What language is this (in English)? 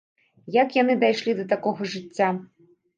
Belarusian